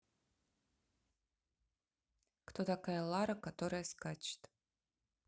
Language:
Russian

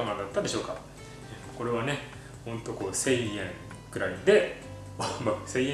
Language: Japanese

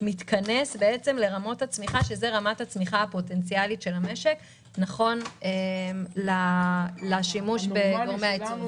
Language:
Hebrew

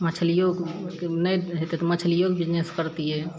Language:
Maithili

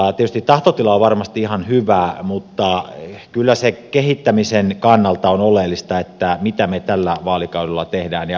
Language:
Finnish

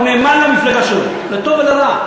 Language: Hebrew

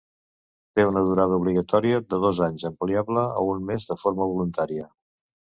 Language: Catalan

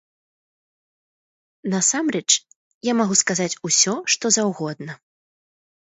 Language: Belarusian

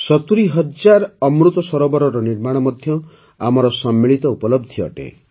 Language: Odia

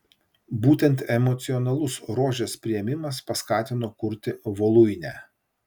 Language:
Lithuanian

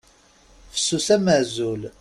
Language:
Kabyle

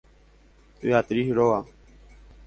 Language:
Guarani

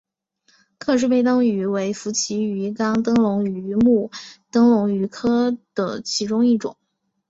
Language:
Chinese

